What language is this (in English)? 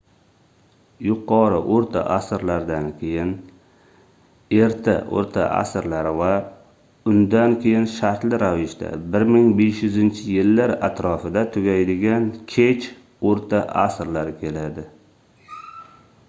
Uzbek